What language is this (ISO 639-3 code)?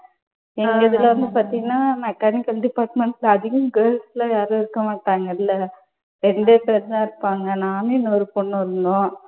tam